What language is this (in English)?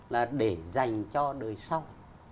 Vietnamese